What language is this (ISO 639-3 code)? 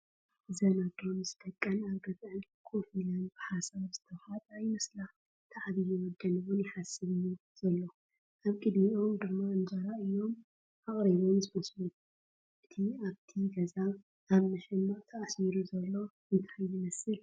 tir